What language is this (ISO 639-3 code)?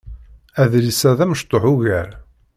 kab